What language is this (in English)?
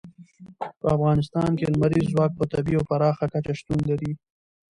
Pashto